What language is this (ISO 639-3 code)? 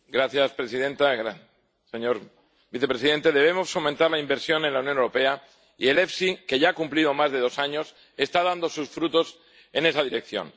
spa